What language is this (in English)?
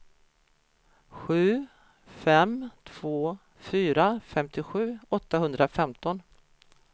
Swedish